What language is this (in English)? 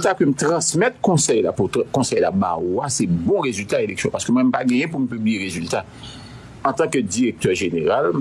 French